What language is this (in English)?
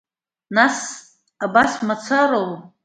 Abkhazian